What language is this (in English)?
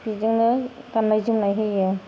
Bodo